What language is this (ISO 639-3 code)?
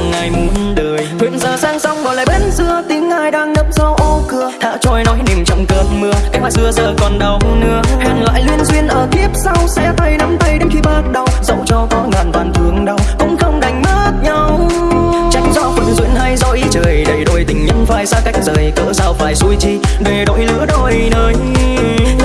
vie